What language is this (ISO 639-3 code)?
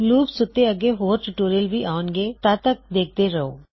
pan